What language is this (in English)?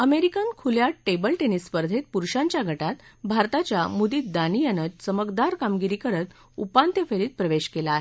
Marathi